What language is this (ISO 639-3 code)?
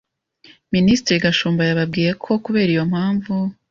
kin